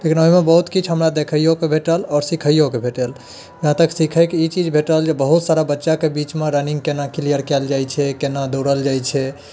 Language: Maithili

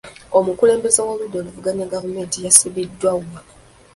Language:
Ganda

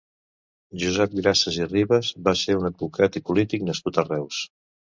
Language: Catalan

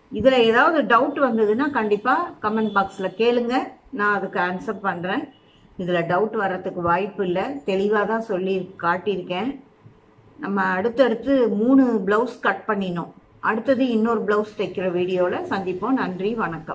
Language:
Arabic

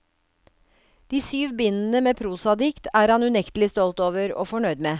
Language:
Norwegian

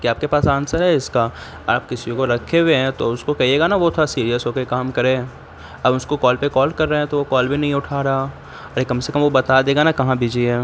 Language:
Urdu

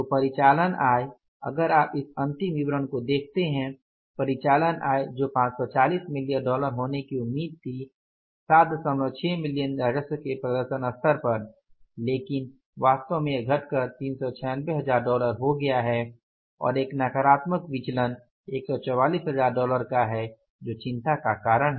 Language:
Hindi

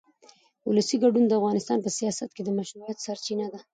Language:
Pashto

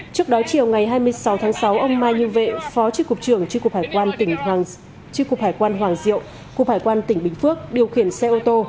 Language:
Vietnamese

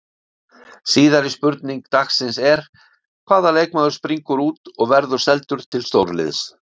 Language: Icelandic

